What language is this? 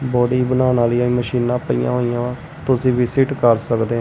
Punjabi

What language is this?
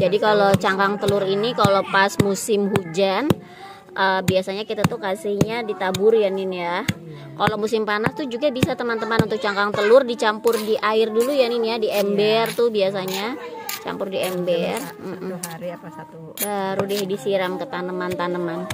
Indonesian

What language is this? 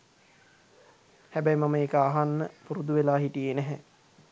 Sinhala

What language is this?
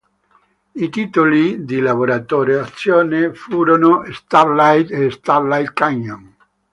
Italian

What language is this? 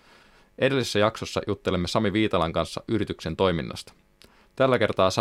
Finnish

